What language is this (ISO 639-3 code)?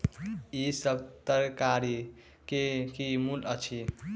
mai